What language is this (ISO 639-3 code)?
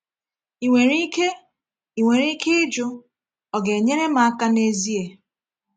ibo